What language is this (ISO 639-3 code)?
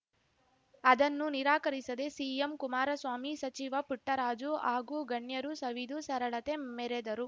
kan